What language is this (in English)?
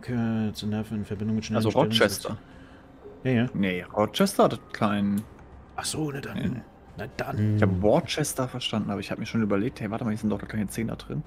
German